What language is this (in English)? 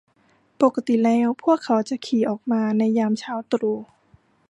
Thai